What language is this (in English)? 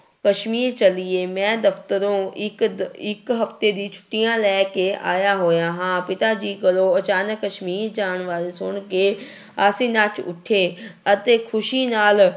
Punjabi